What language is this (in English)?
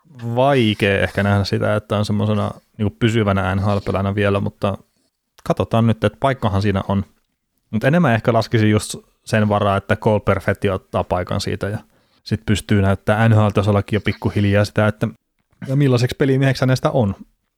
Finnish